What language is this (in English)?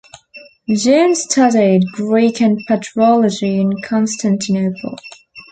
English